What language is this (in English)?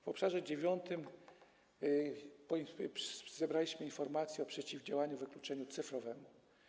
Polish